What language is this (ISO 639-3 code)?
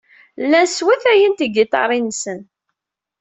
kab